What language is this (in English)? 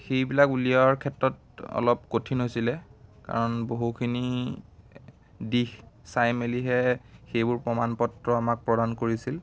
Assamese